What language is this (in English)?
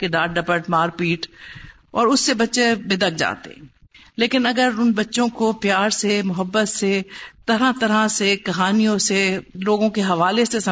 Urdu